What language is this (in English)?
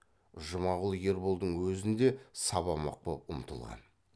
Kazakh